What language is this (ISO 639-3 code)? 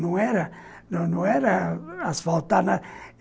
por